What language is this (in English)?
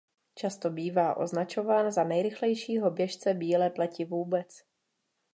Czech